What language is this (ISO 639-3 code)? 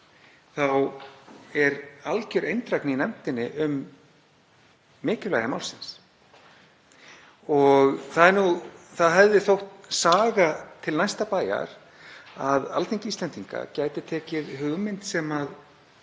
isl